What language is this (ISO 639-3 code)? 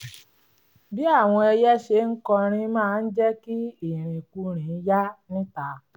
yor